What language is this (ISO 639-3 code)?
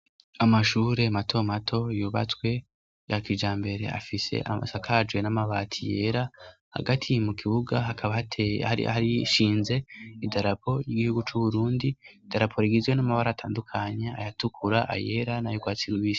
run